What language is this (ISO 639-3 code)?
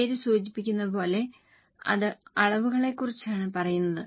mal